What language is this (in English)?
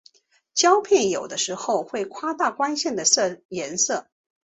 Chinese